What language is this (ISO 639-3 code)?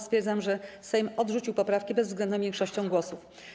pol